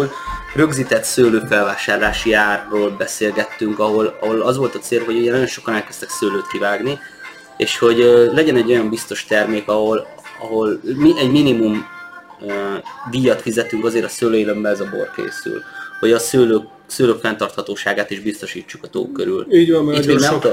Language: Hungarian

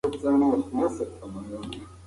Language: Pashto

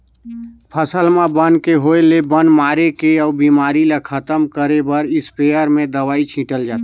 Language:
Chhattisgarhi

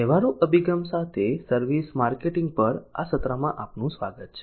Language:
Gujarati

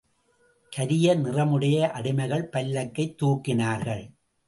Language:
Tamil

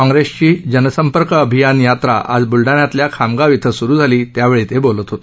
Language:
Marathi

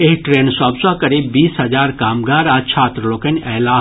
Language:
Maithili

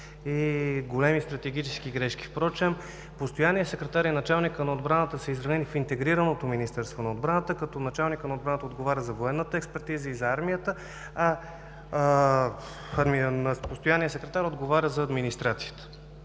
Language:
Bulgarian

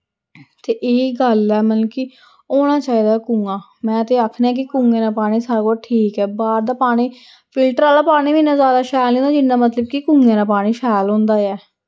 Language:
Dogri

